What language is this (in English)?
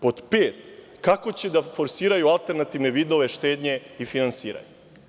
Serbian